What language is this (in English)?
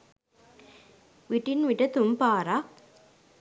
Sinhala